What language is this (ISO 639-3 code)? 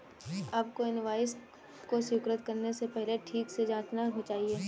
hin